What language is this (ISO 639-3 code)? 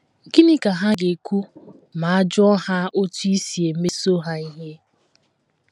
ibo